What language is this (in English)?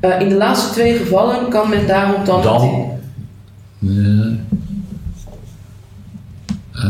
Dutch